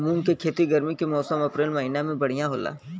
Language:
Bhojpuri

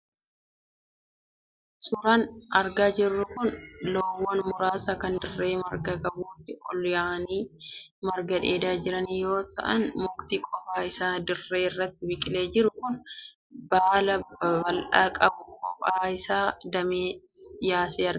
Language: Oromo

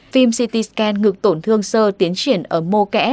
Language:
Vietnamese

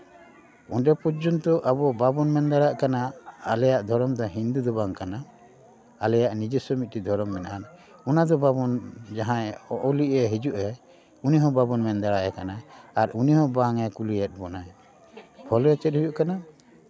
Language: Santali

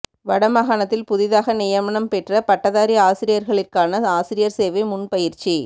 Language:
Tamil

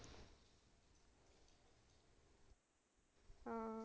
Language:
Punjabi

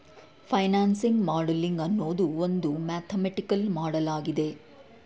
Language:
Kannada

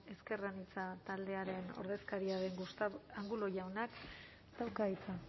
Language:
Basque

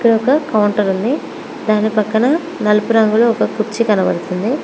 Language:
Telugu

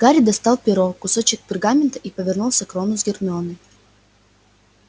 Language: Russian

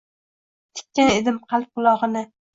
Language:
Uzbek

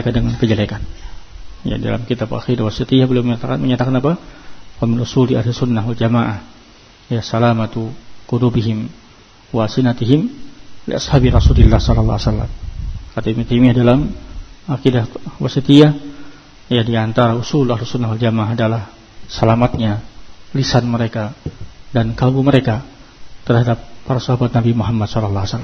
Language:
Indonesian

